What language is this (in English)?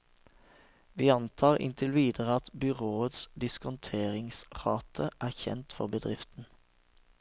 Norwegian